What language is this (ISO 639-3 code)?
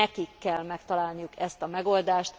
hun